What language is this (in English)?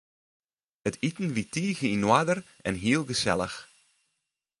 Western Frisian